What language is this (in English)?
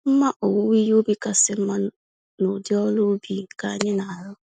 Igbo